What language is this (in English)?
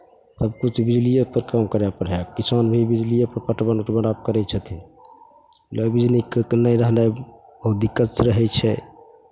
Maithili